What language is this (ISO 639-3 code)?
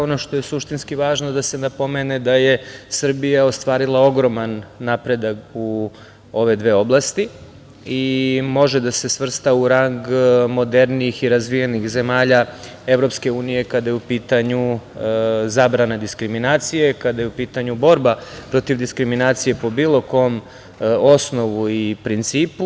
srp